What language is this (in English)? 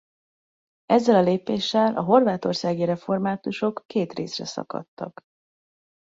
Hungarian